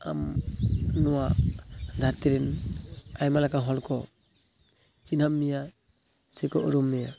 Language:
Santali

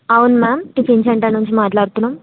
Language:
Telugu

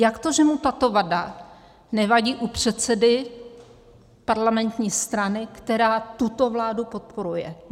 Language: Czech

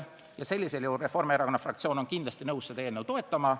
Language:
Estonian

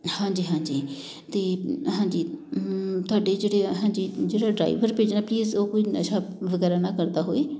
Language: Punjabi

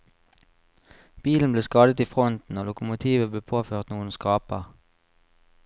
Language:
Norwegian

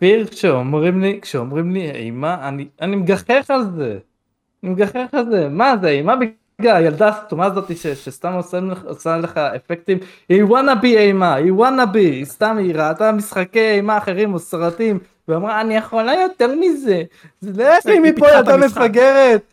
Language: Hebrew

